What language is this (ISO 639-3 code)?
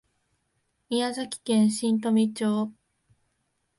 jpn